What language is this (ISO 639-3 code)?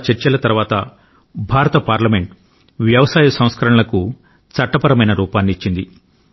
tel